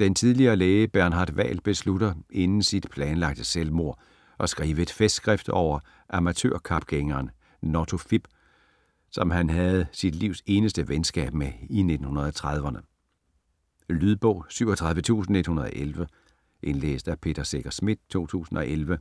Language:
Danish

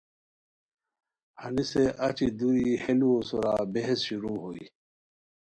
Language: Khowar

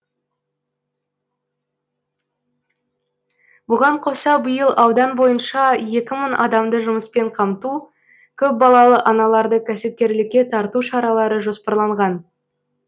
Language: Kazakh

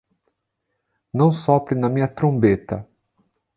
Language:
Portuguese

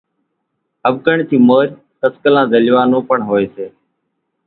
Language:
Kachi Koli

